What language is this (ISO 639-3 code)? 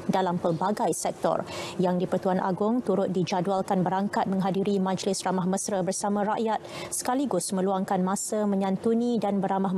msa